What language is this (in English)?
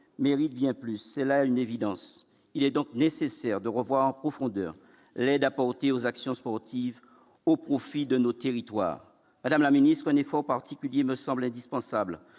French